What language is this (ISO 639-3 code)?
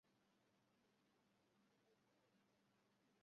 uzb